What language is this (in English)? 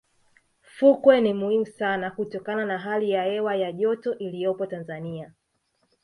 Swahili